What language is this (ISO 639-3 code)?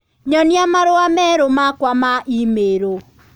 kik